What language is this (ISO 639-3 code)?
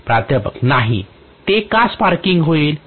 mar